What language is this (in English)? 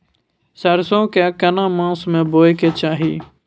Maithili